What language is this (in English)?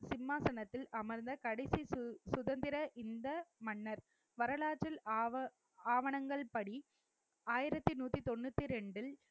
Tamil